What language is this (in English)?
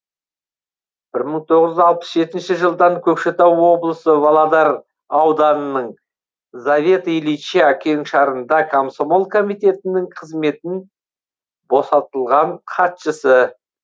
Kazakh